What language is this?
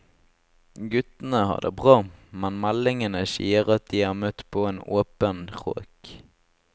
Norwegian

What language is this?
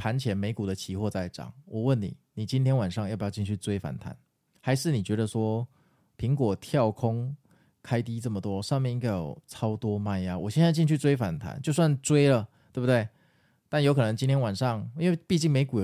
Chinese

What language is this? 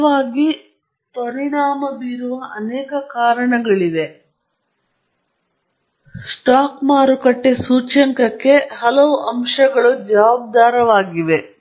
Kannada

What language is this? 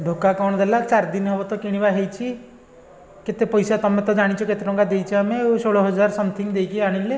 Odia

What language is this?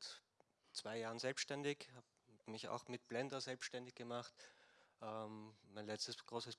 German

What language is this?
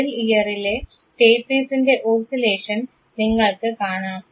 Malayalam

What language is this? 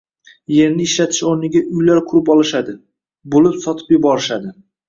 Uzbek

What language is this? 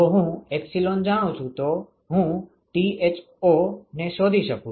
Gujarati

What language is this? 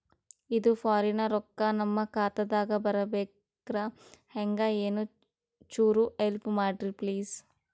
Kannada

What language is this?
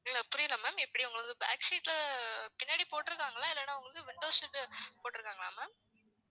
Tamil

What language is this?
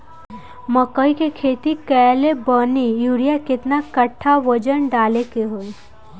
Bhojpuri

